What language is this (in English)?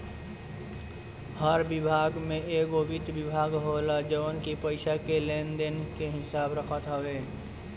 Bhojpuri